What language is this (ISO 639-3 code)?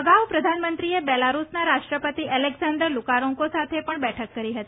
guj